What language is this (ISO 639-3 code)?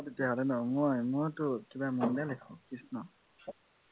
asm